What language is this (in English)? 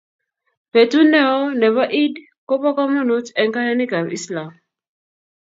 Kalenjin